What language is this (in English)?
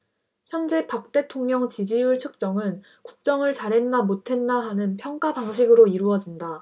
Korean